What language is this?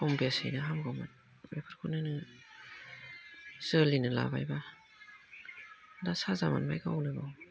Bodo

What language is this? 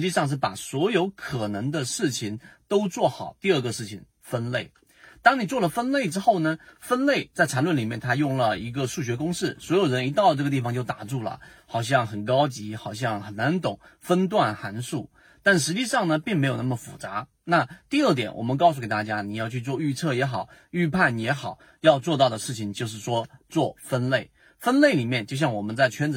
Chinese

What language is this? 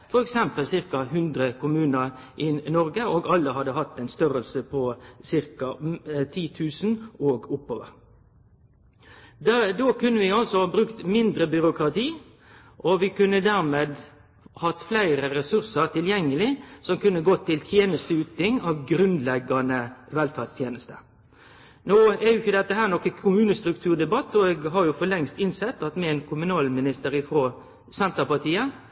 Norwegian Nynorsk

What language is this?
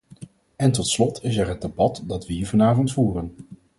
Dutch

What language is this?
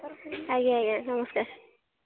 Odia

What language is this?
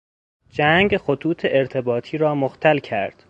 Persian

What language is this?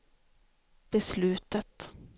Swedish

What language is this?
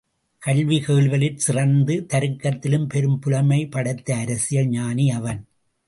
Tamil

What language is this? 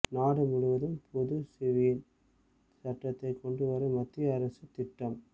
Tamil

